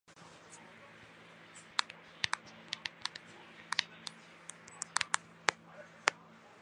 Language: Chinese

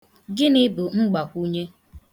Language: Igbo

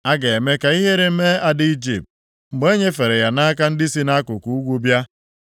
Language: Igbo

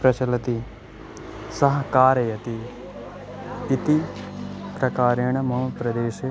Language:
Sanskrit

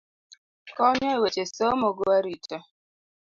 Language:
Luo (Kenya and Tanzania)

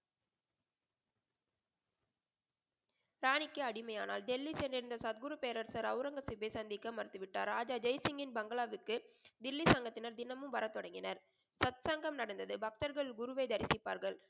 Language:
Tamil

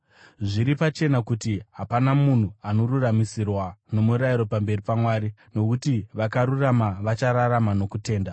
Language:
Shona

